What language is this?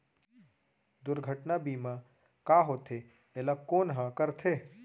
Chhattisgarhi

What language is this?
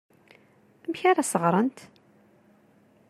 Kabyle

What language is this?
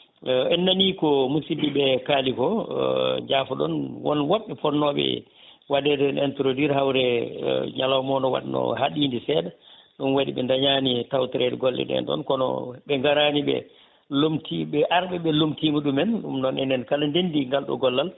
Fula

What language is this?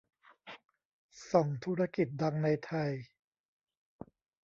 Thai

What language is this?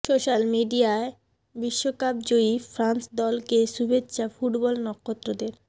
Bangla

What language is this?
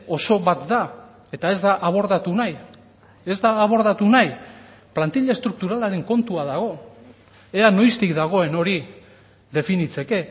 Basque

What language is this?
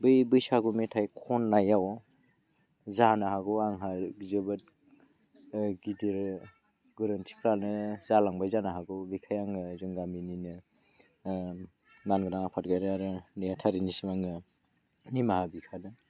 Bodo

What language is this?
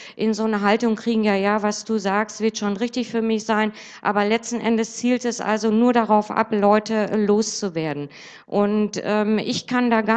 German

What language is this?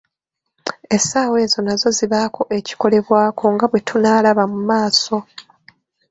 Ganda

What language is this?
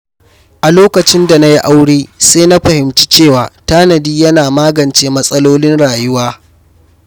Hausa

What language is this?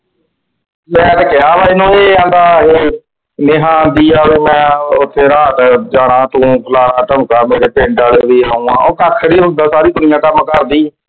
Punjabi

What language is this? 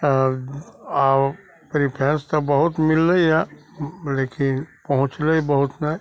Maithili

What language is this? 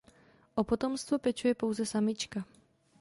Czech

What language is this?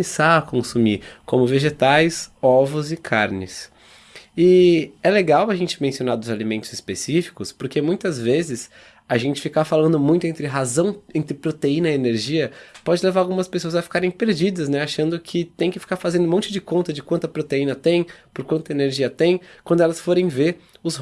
Portuguese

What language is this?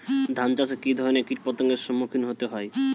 Bangla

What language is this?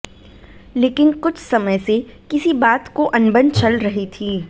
Hindi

